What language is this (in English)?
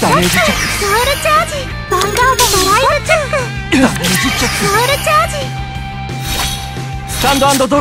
Japanese